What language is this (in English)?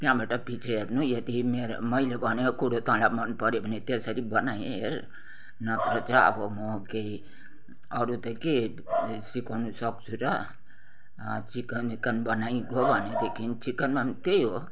Nepali